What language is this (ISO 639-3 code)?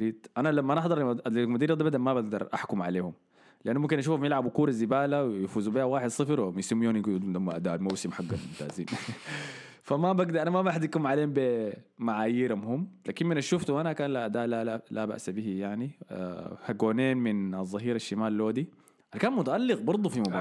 ara